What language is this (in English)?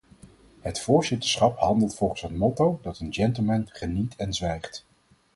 Dutch